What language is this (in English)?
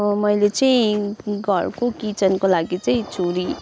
Nepali